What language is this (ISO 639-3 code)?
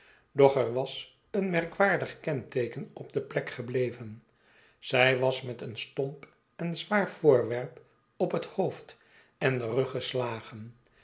nld